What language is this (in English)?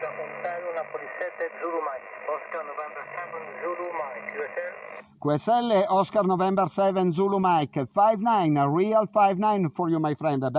Italian